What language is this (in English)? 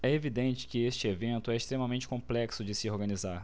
Portuguese